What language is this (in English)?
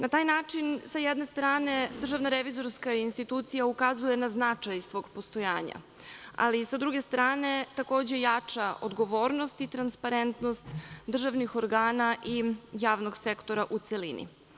Serbian